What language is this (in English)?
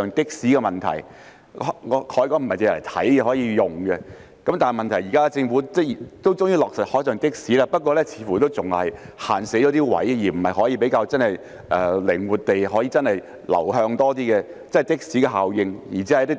Cantonese